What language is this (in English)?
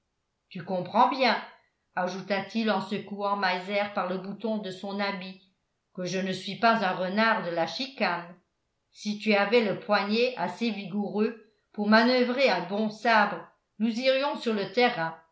French